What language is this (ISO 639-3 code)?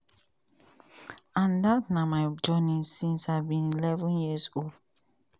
pcm